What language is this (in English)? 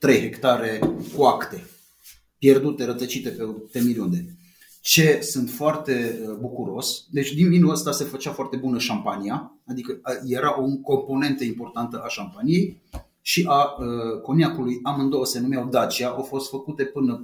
Romanian